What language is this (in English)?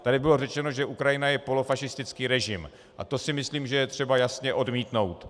Czech